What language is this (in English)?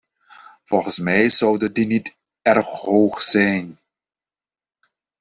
Dutch